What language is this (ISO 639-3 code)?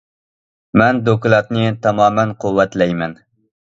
uig